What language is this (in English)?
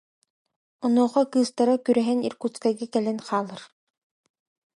Yakut